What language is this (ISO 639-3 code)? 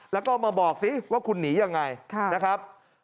tha